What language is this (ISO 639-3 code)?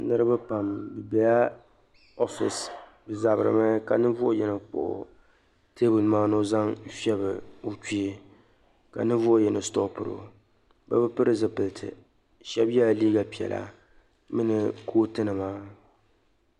dag